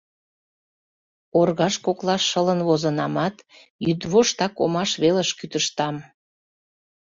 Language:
Mari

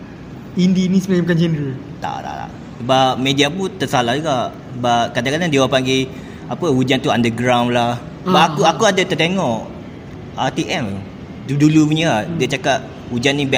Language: Malay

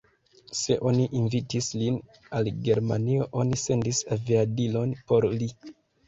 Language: Esperanto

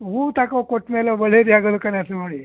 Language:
Kannada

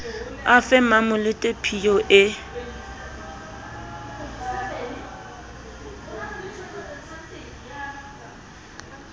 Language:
Southern Sotho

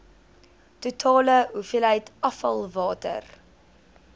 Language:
Afrikaans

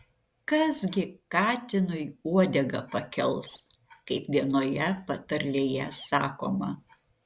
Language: Lithuanian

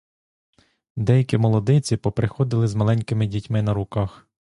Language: Ukrainian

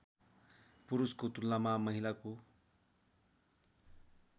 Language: Nepali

